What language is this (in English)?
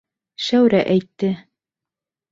Bashkir